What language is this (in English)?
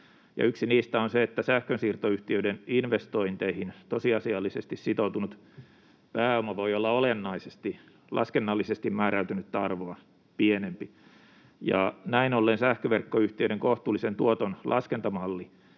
Finnish